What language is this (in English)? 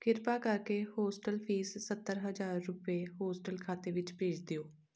Punjabi